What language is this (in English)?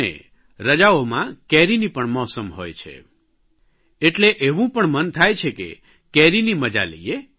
Gujarati